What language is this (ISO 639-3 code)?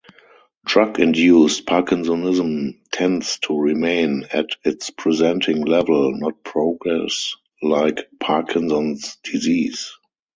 eng